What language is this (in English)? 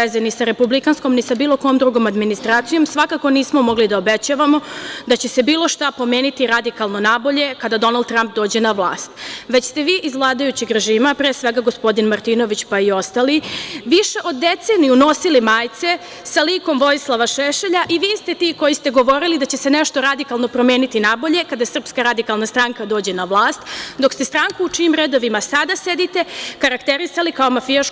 Serbian